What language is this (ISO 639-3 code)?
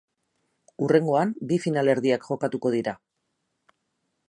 eus